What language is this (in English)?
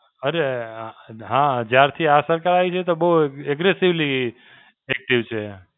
Gujarati